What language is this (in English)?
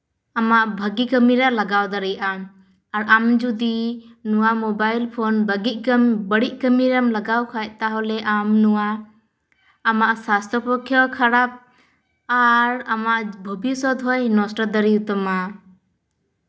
Santali